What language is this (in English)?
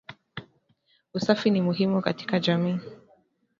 Swahili